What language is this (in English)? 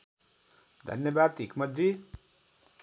Nepali